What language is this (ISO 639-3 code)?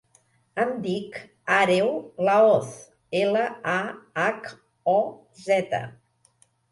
cat